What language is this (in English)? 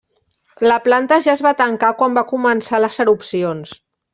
Catalan